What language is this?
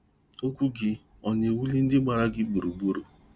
Igbo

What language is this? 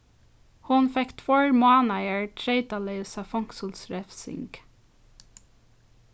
Faroese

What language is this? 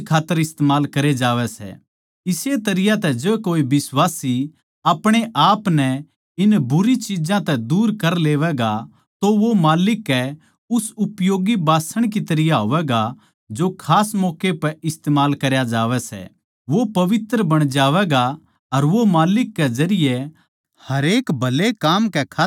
Haryanvi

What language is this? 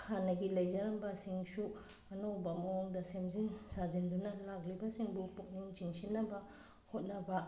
Manipuri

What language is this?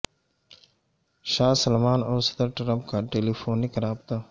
Urdu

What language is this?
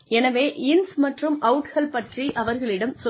Tamil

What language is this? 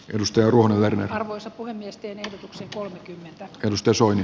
Finnish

